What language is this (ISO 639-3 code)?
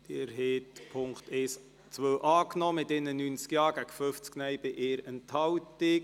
gsw